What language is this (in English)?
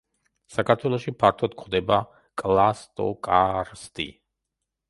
Georgian